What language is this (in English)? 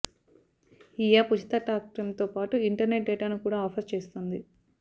Telugu